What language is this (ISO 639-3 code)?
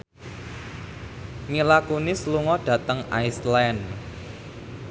jav